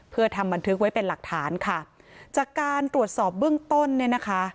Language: Thai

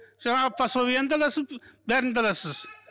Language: Kazakh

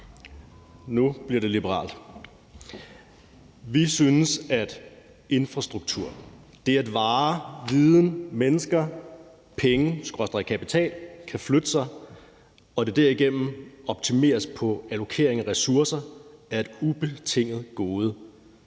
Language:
Danish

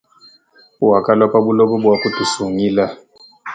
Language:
Luba-Lulua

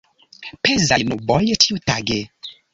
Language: Esperanto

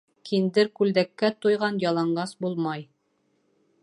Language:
Bashkir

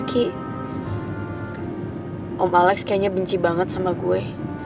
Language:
Indonesian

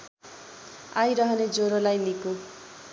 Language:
Nepali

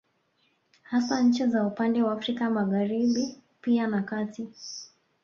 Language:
Swahili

